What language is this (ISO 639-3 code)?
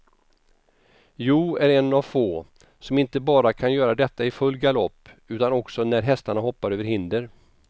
swe